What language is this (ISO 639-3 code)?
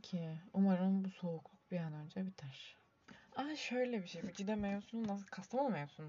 tur